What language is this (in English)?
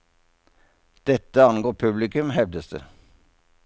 Norwegian